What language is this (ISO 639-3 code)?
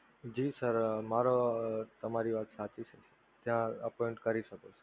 guj